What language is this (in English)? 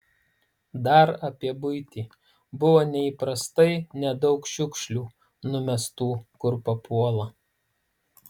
Lithuanian